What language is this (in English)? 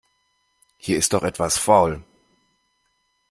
German